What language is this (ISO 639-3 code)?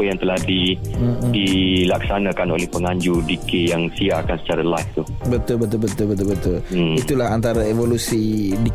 msa